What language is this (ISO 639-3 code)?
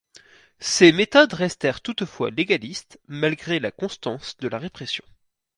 fra